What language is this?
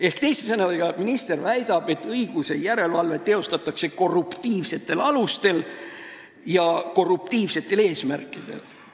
Estonian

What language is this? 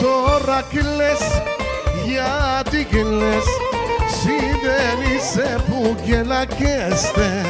Hebrew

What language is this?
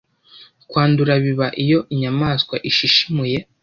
Kinyarwanda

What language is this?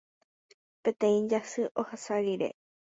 Guarani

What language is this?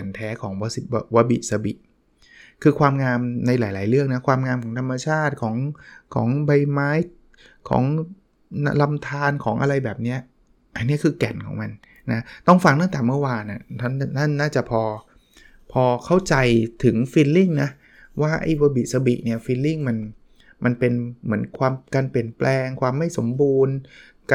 Thai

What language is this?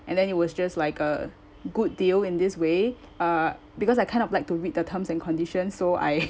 English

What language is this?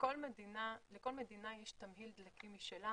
Hebrew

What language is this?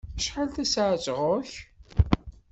Kabyle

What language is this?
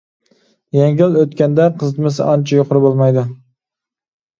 Uyghur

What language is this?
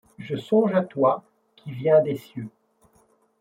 French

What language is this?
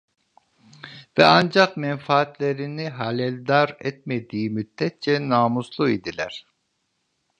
Turkish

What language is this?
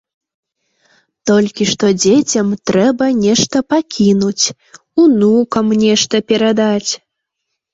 Belarusian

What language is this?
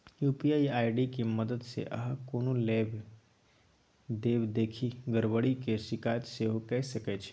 Maithili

